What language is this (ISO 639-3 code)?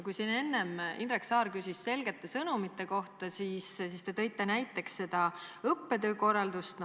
est